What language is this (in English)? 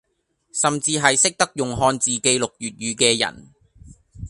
Cantonese